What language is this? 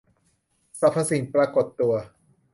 Thai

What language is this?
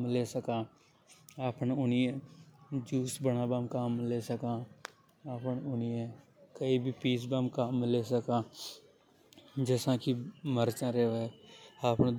Hadothi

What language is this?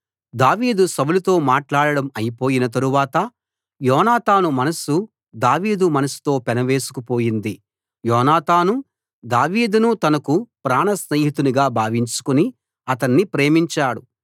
Telugu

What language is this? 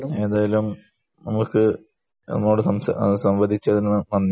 Malayalam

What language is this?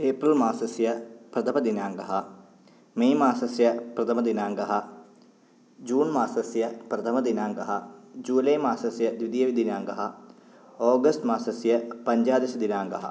Sanskrit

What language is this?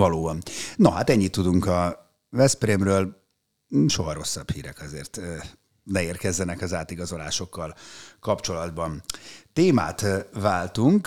Hungarian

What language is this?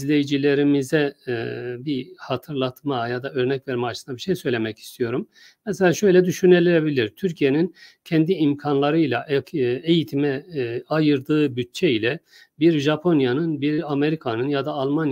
Turkish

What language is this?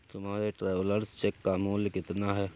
Hindi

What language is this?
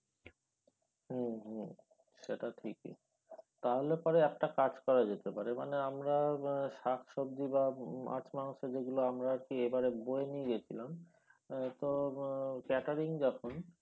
Bangla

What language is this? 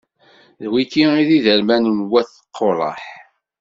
Kabyle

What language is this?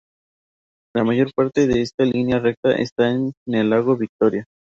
Spanish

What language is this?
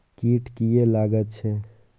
Maithili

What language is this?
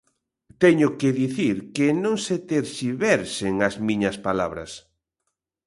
Galician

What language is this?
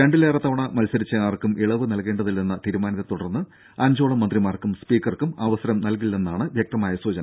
Malayalam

